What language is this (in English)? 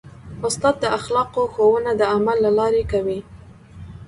Pashto